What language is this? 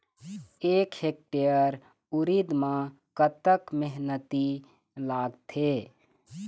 Chhattisgarhi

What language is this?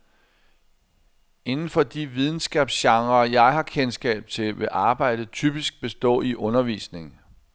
Danish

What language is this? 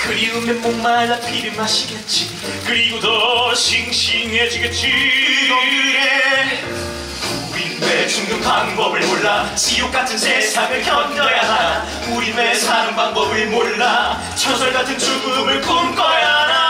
Korean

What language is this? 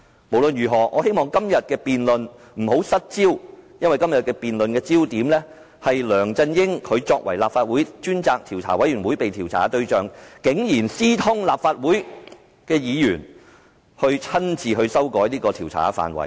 Cantonese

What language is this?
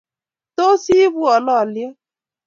Kalenjin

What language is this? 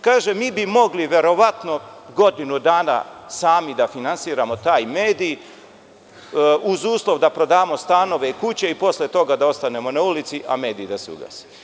Serbian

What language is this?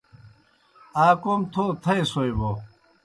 Kohistani Shina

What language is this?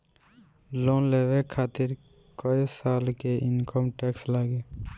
Bhojpuri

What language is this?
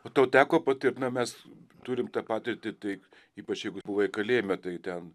Lithuanian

